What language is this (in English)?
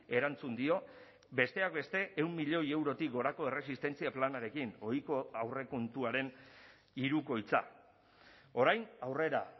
Basque